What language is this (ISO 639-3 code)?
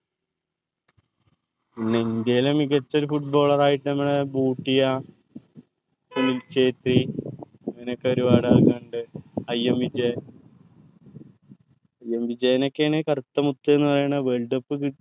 mal